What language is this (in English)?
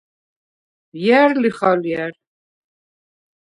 Svan